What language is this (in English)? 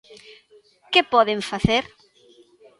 Galician